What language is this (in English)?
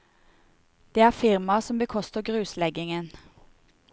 Norwegian